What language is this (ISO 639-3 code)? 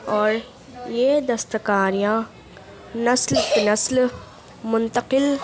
urd